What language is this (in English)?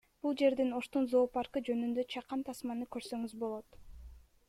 Kyrgyz